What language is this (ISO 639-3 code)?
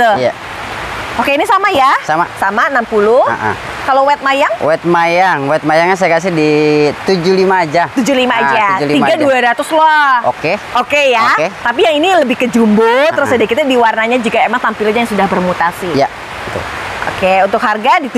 ind